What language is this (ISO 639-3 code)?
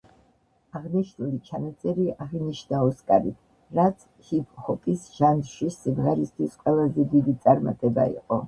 kat